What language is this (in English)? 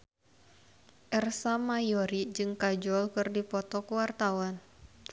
Sundanese